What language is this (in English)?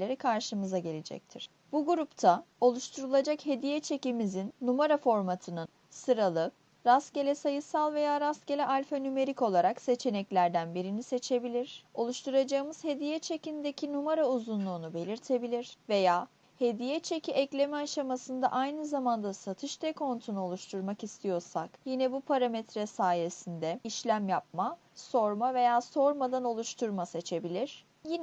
Turkish